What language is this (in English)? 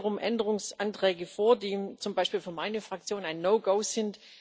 German